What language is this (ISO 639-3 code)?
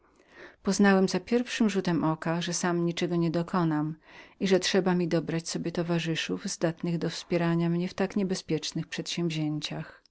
pol